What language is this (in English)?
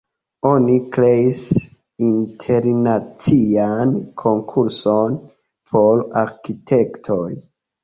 Esperanto